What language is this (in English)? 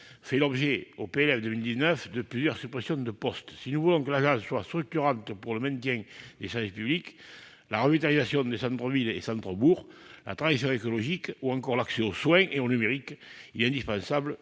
French